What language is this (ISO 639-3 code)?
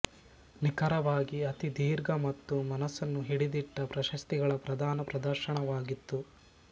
kan